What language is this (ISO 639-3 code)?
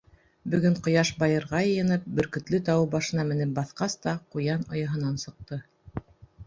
bak